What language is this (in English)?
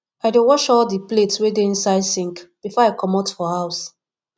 Nigerian Pidgin